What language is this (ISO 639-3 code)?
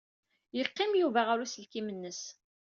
kab